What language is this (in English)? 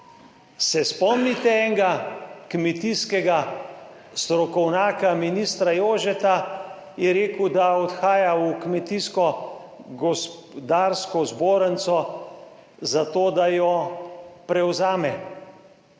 Slovenian